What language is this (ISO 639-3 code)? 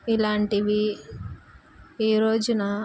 tel